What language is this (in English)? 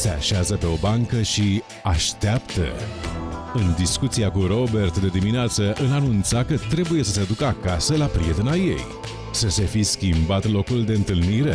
Romanian